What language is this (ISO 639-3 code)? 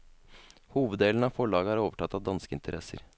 nor